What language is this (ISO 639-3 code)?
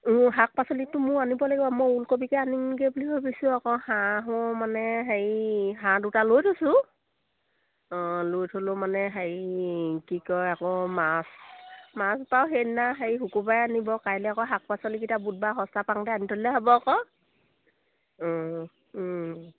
asm